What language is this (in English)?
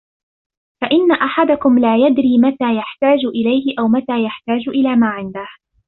Arabic